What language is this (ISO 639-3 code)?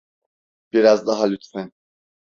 tur